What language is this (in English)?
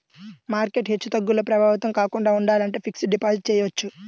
Telugu